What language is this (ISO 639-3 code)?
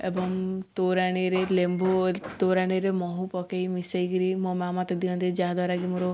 ori